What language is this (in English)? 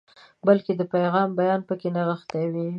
Pashto